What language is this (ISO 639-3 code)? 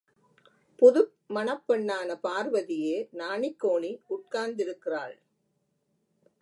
tam